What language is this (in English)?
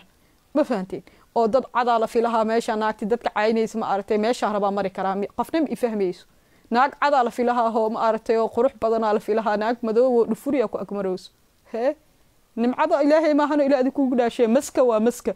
Arabic